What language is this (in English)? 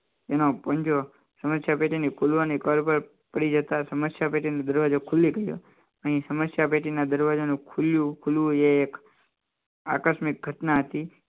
Gujarati